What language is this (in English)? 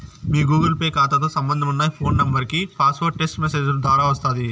Telugu